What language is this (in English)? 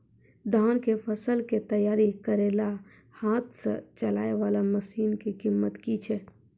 Maithili